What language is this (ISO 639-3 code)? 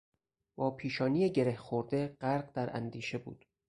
fas